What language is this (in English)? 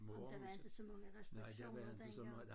Danish